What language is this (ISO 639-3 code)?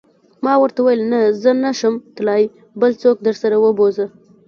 pus